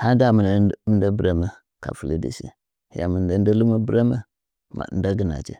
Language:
Nzanyi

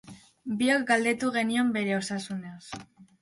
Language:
Basque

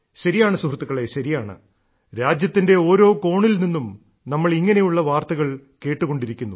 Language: Malayalam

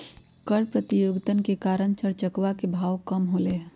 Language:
Magahi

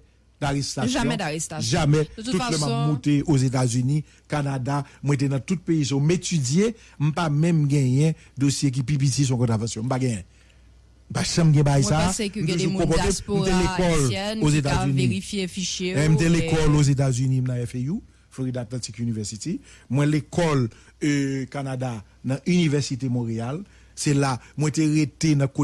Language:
French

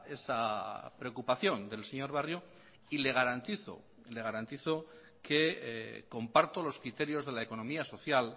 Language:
Spanish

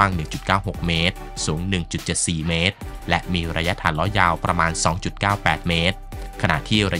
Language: Thai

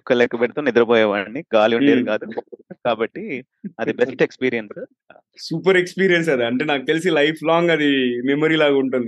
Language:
Telugu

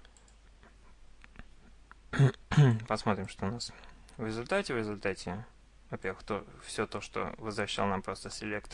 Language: Russian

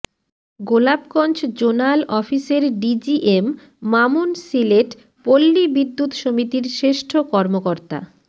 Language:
Bangla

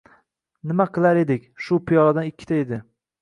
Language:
Uzbek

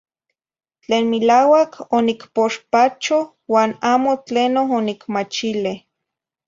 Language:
Zacatlán-Ahuacatlán-Tepetzintla Nahuatl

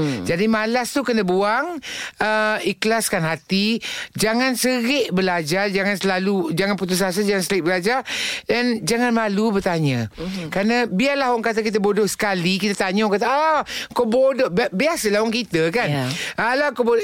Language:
Malay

